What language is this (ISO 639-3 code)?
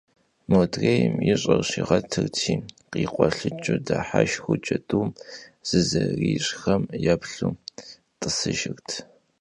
kbd